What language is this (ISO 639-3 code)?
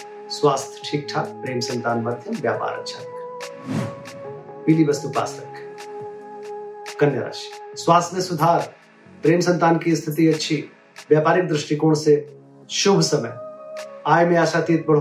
hin